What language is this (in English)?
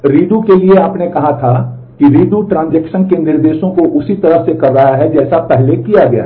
Hindi